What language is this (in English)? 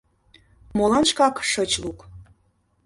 Mari